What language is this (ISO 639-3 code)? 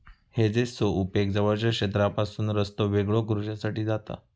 mar